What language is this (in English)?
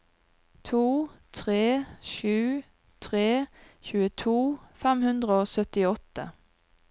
Norwegian